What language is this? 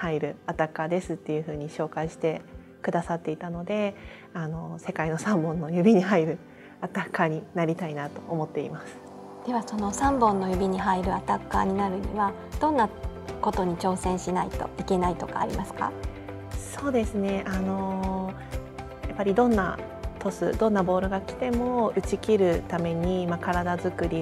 Japanese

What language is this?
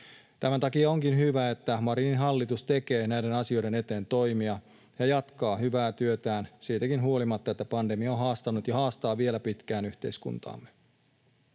Finnish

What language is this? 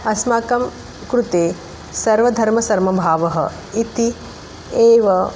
Sanskrit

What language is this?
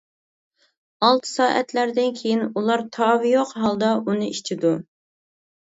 Uyghur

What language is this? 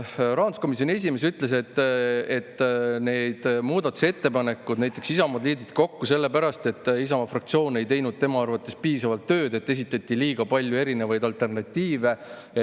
Estonian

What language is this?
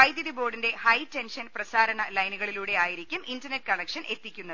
Malayalam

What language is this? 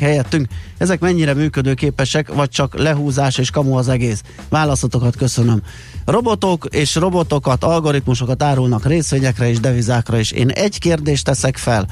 Hungarian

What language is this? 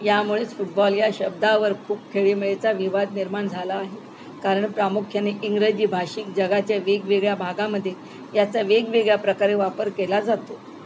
Marathi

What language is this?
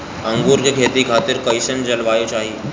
Bhojpuri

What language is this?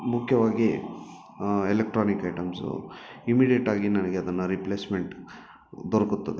Kannada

